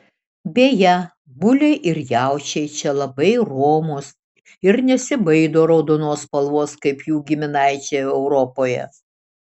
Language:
Lithuanian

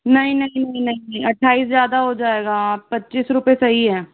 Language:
Hindi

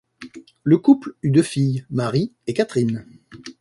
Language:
French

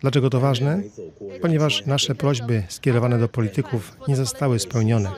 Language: Polish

